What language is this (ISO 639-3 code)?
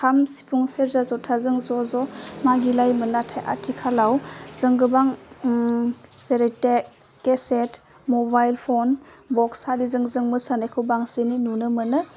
brx